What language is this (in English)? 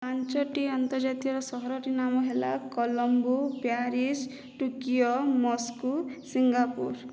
Odia